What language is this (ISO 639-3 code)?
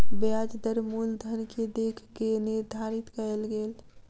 mai